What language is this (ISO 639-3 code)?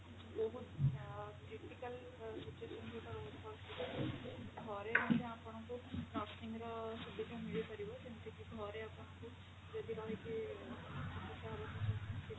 ori